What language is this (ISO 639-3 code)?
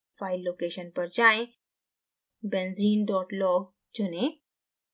hin